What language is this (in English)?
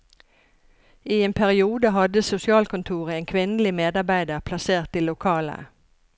Norwegian